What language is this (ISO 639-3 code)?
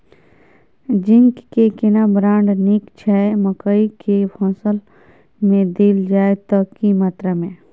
mai